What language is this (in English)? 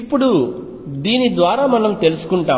Telugu